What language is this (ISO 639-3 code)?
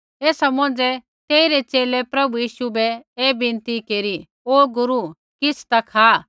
kfx